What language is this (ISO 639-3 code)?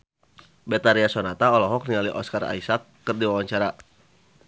sun